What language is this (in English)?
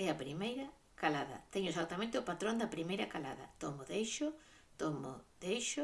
Galician